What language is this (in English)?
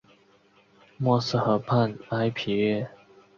Chinese